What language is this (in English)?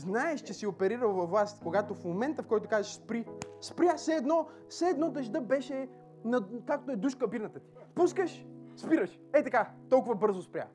Bulgarian